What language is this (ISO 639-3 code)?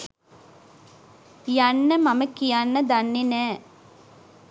sin